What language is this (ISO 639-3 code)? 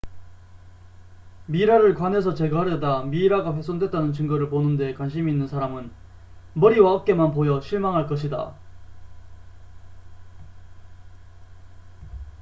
kor